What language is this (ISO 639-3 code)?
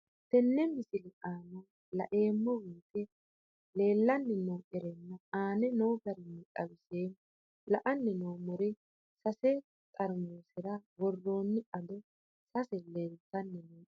sid